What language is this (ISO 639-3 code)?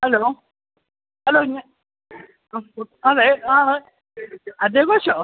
mal